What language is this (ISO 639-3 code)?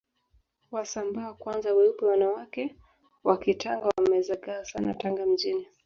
swa